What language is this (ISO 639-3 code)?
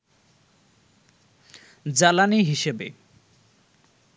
ben